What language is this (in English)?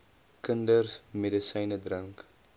Afrikaans